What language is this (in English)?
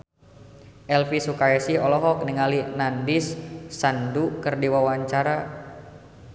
Sundanese